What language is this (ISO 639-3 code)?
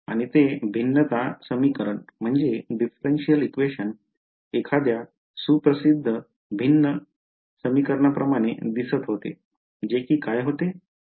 mar